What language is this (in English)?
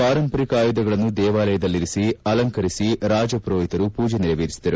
Kannada